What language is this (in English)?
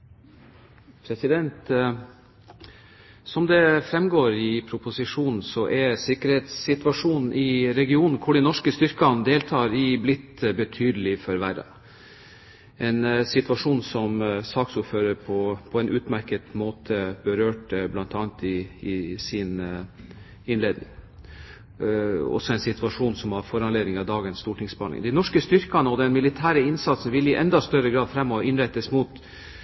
Norwegian Bokmål